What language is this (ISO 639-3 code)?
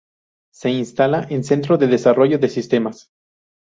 spa